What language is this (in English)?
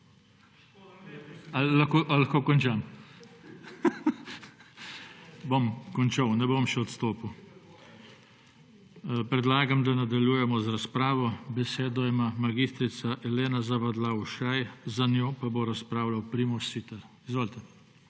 Slovenian